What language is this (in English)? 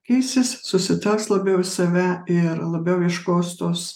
Lithuanian